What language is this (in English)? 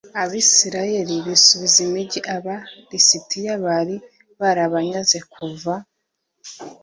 Kinyarwanda